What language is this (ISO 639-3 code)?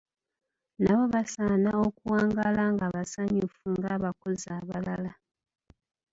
lug